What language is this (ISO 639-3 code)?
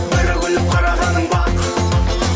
kaz